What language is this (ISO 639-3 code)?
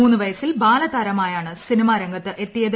mal